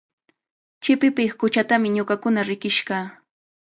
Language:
Cajatambo North Lima Quechua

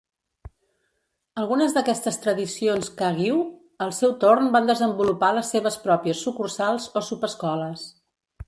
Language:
Catalan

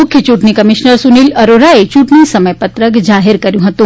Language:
Gujarati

